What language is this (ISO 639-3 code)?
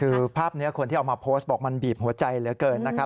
tha